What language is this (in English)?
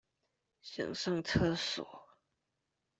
Chinese